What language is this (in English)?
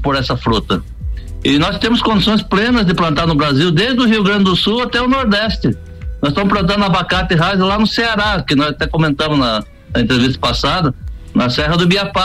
Portuguese